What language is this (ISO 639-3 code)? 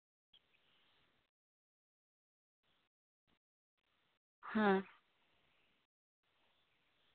sat